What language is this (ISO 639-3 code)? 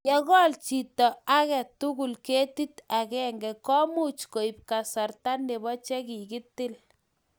kln